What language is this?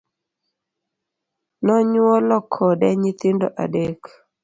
Luo (Kenya and Tanzania)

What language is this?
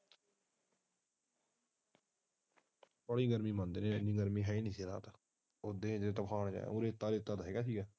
Punjabi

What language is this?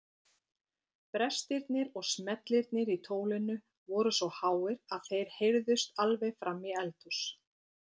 Icelandic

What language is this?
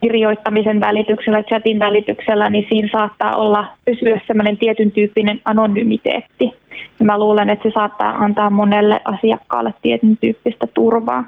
Finnish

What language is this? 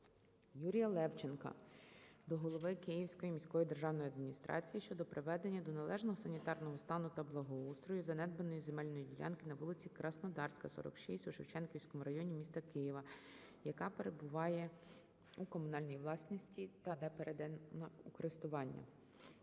Ukrainian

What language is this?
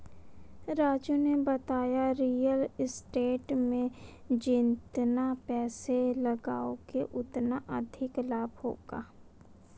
Hindi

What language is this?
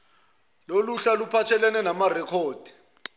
Zulu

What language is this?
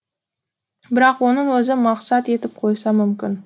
Kazakh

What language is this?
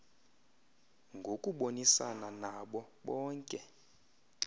Xhosa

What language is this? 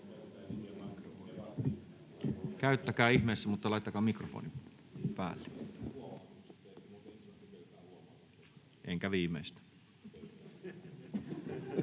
Finnish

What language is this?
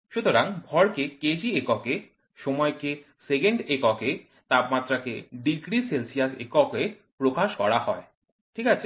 Bangla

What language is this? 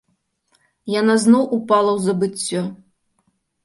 Belarusian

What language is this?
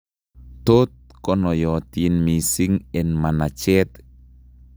Kalenjin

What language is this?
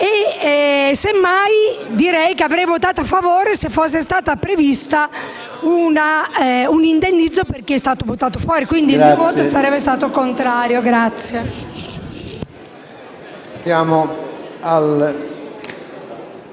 Italian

